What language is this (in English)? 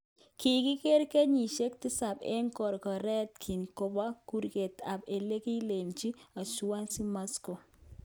Kalenjin